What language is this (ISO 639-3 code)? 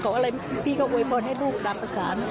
tha